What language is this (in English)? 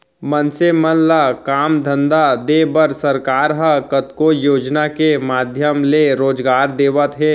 Chhattisgarhi